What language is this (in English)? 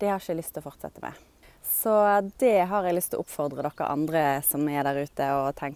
Dutch